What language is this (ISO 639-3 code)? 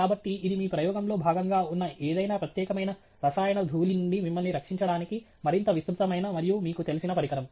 tel